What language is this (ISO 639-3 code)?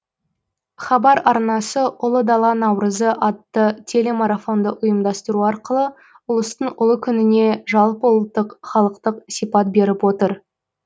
kaz